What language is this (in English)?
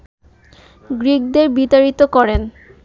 Bangla